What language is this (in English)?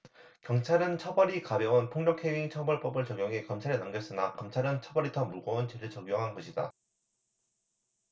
Korean